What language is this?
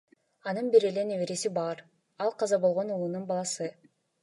Kyrgyz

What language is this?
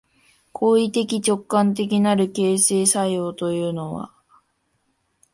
Japanese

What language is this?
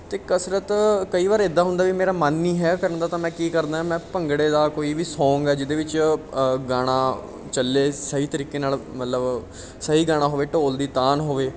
Punjabi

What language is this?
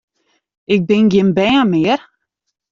Western Frisian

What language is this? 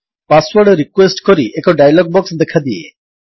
Odia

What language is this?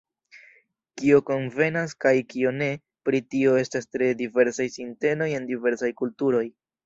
Esperanto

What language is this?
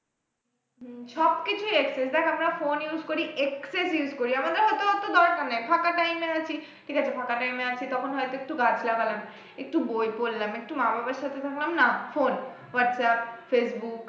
Bangla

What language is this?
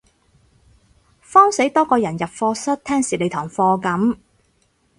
Cantonese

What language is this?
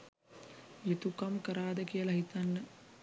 Sinhala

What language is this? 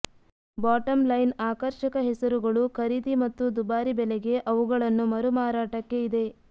Kannada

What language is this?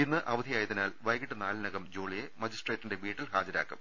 Malayalam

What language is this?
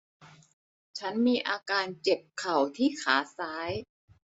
Thai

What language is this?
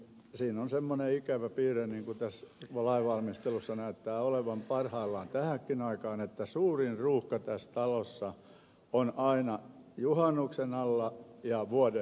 Finnish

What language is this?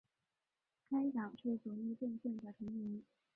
Chinese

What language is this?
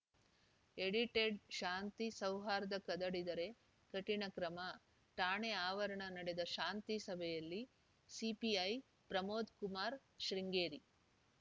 Kannada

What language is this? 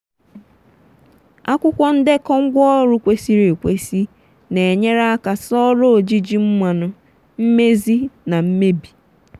Igbo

